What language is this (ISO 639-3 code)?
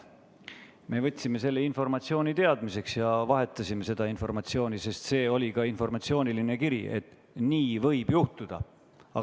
est